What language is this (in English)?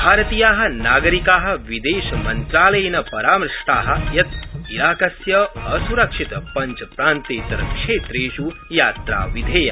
Sanskrit